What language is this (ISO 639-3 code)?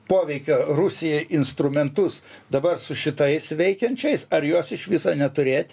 lit